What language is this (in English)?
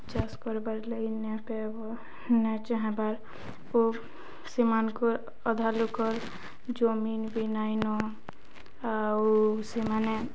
Odia